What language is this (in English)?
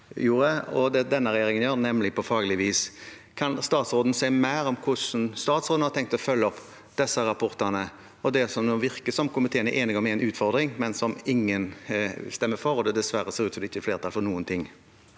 Norwegian